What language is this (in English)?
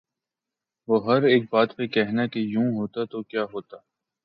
Urdu